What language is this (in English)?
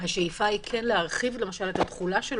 Hebrew